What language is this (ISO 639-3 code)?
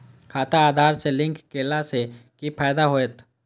mai